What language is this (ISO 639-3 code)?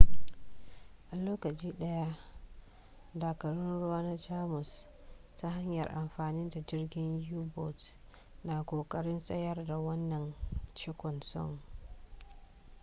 hau